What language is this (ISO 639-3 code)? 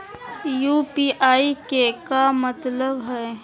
mag